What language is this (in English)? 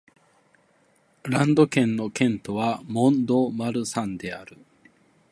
Japanese